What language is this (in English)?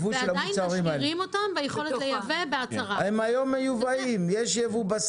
Hebrew